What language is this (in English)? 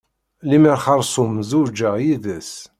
Kabyle